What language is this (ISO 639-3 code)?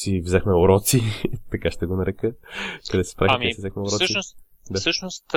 bul